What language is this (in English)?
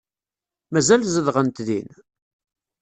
Kabyle